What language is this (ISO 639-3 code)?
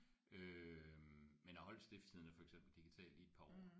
dan